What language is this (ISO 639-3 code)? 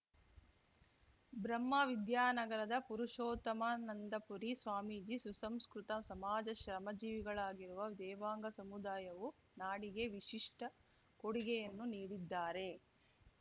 kan